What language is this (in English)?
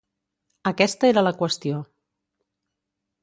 Catalan